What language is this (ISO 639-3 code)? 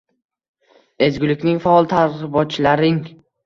uzb